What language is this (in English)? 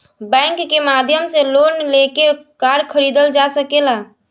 Bhojpuri